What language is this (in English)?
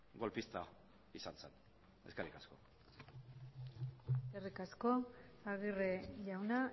Basque